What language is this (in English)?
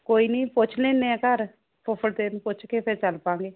Punjabi